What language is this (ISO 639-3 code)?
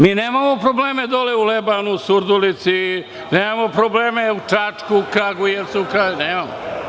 srp